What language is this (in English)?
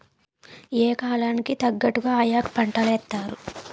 Telugu